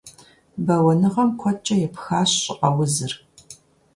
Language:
Kabardian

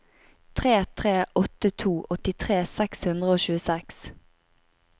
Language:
Norwegian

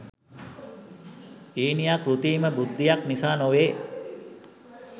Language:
Sinhala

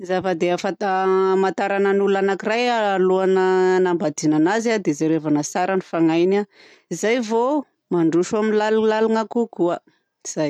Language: Southern Betsimisaraka Malagasy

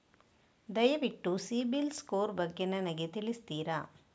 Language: Kannada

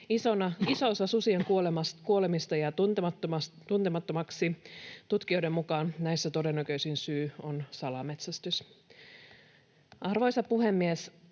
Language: Finnish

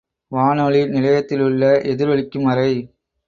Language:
Tamil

